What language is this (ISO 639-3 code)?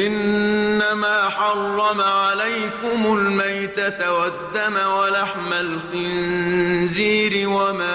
ara